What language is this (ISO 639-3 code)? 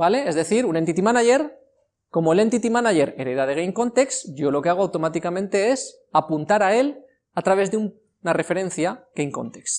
spa